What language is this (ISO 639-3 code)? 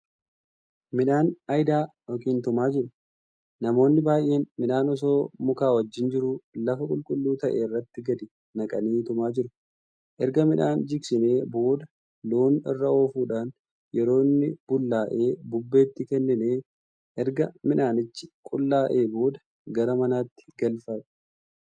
orm